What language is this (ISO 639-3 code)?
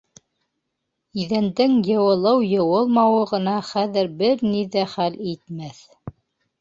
bak